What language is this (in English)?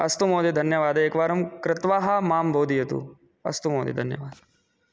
Sanskrit